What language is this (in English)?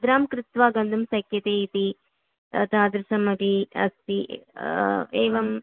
Sanskrit